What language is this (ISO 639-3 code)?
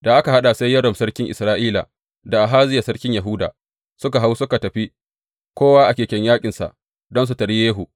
hau